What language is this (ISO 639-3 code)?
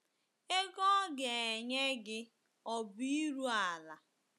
ibo